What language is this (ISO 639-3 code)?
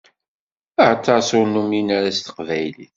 kab